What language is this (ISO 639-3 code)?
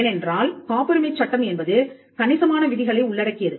tam